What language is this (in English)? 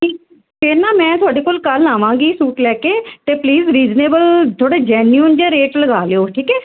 Punjabi